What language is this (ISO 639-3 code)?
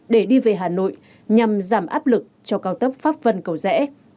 vie